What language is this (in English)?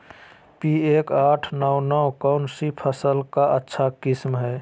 Magahi